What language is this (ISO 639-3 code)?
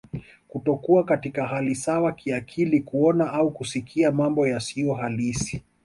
swa